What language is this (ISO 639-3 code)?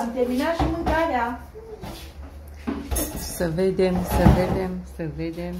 ron